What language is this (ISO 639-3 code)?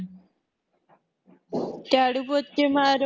pan